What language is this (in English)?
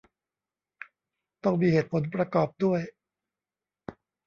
Thai